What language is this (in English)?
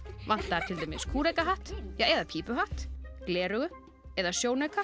Icelandic